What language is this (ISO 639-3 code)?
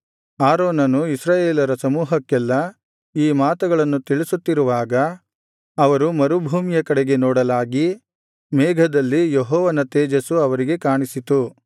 kan